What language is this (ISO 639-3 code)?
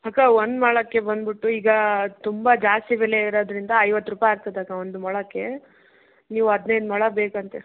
kan